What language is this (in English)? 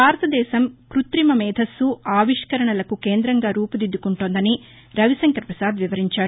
Telugu